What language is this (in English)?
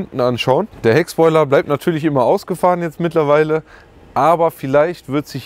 German